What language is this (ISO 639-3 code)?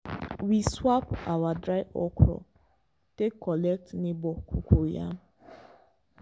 pcm